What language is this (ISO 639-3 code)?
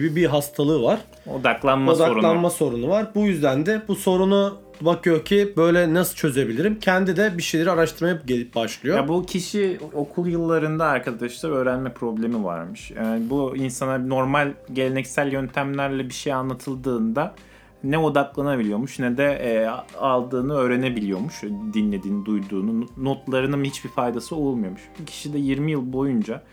tur